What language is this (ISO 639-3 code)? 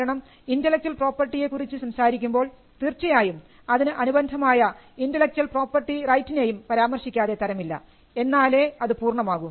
mal